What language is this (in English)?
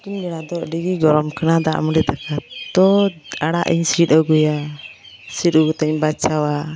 Santali